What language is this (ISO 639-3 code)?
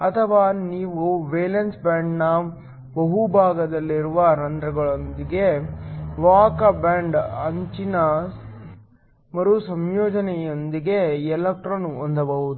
kan